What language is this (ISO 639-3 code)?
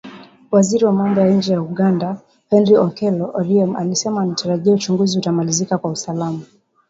swa